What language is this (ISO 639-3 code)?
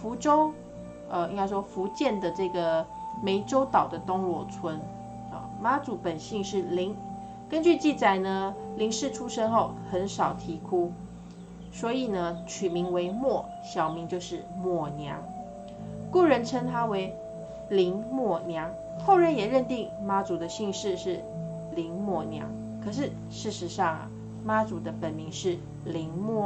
zho